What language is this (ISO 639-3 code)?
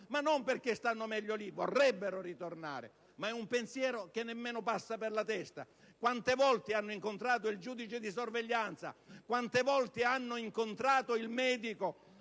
ita